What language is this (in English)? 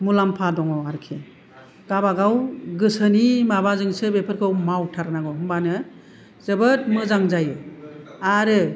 Bodo